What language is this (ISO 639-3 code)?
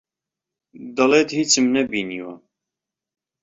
ckb